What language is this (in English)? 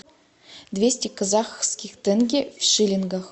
Russian